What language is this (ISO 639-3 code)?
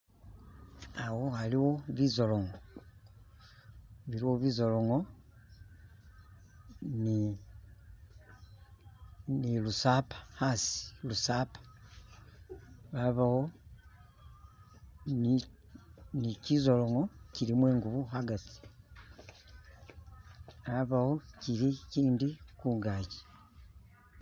myx